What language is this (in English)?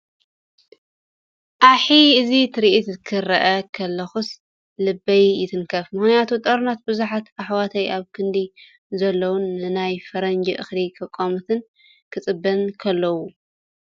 Tigrinya